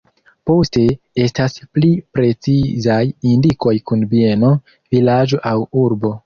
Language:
Esperanto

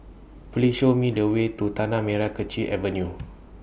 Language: English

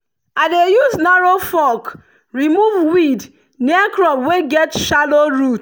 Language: Nigerian Pidgin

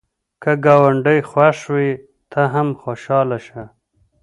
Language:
Pashto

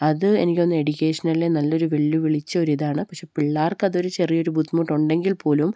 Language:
Malayalam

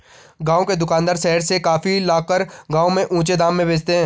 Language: Hindi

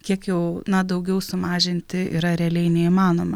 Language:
Lithuanian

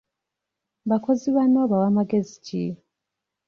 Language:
Ganda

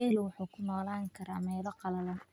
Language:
Somali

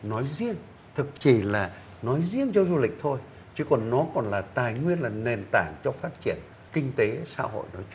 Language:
Vietnamese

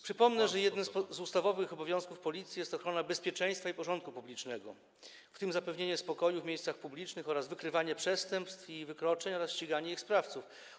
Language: Polish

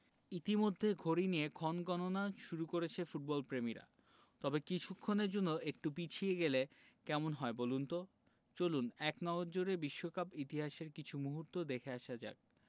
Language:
Bangla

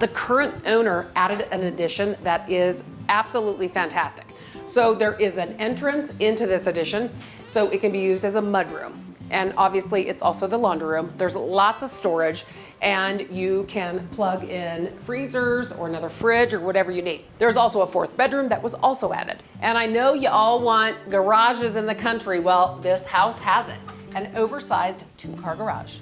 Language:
English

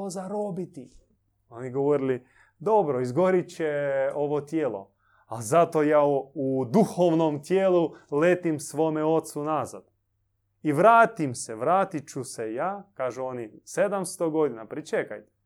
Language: Croatian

